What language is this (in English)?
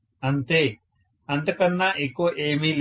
Telugu